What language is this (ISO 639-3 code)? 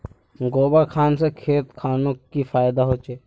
mag